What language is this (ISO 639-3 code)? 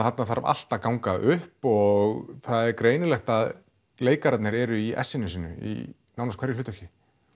isl